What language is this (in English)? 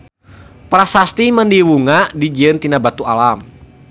Sundanese